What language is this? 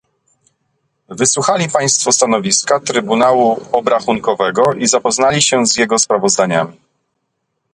Polish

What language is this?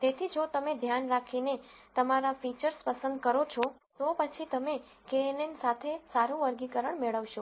Gujarati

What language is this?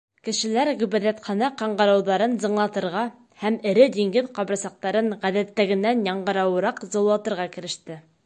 Bashkir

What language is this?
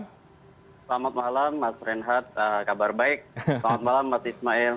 Indonesian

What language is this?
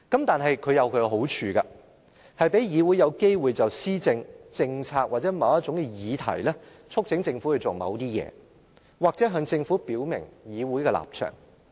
Cantonese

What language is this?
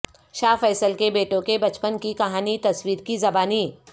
Urdu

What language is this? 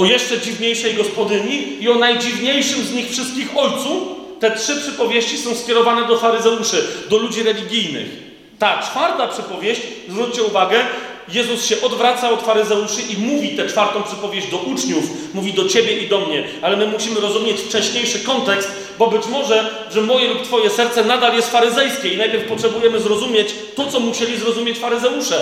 Polish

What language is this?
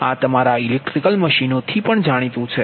Gujarati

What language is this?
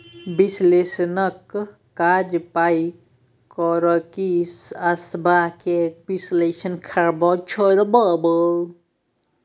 Maithili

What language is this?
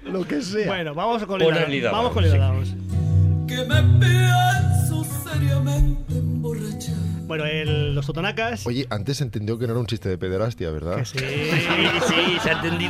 Spanish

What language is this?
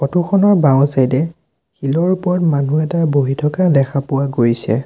Assamese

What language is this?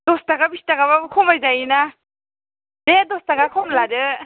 Bodo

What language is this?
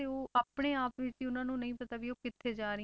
Punjabi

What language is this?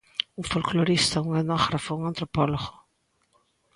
Galician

